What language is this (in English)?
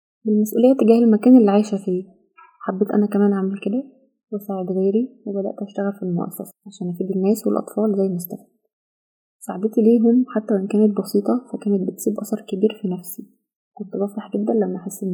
Arabic